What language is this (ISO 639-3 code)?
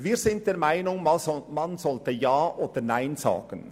gsw